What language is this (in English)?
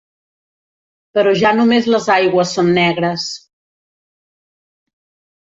Catalan